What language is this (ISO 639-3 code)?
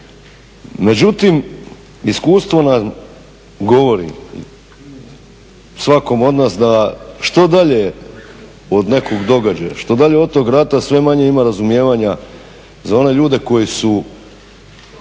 hrv